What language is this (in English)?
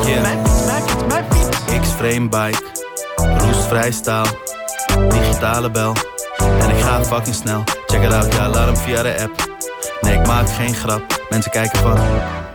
Dutch